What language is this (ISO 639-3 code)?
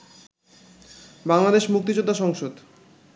ben